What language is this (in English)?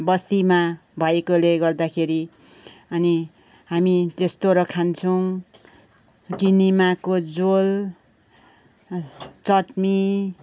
Nepali